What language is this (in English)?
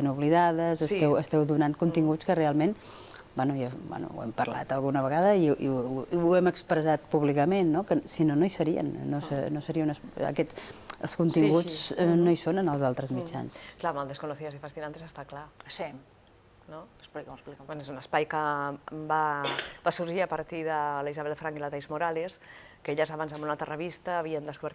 Spanish